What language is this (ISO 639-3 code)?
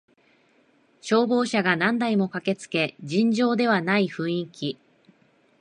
jpn